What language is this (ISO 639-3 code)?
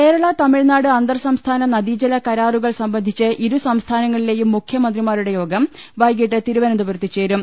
mal